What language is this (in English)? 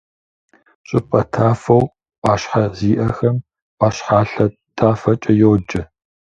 Kabardian